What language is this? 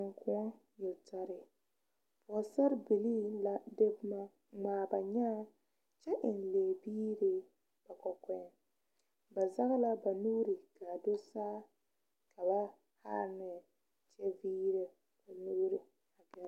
Southern Dagaare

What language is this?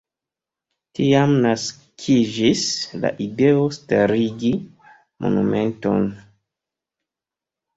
Esperanto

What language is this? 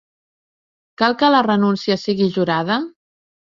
Catalan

